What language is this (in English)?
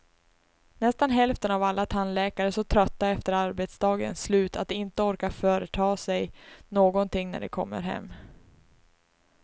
Swedish